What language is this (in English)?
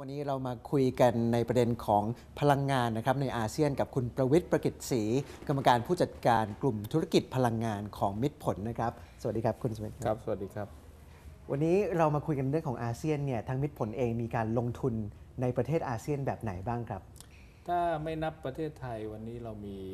Thai